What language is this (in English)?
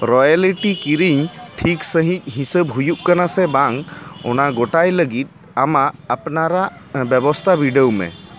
Santali